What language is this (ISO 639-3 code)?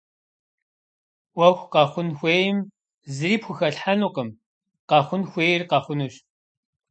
kbd